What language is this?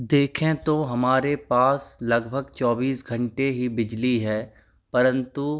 Hindi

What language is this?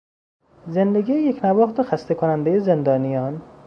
Persian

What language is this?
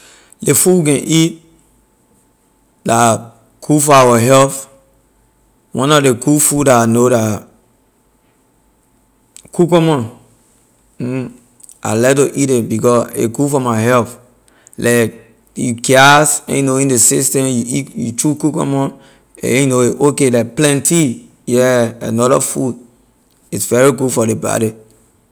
Liberian English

